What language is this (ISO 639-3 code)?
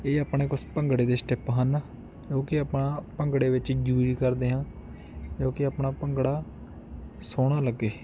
pan